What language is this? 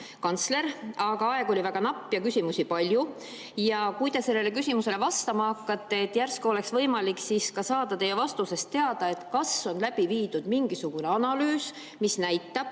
Estonian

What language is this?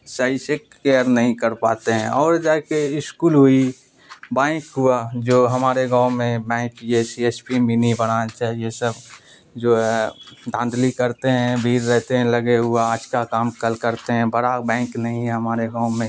Urdu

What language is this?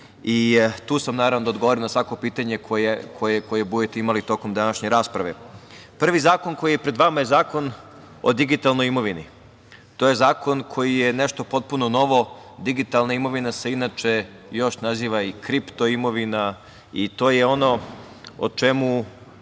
Serbian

